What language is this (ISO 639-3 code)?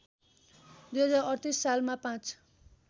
nep